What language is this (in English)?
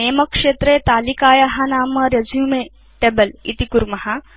Sanskrit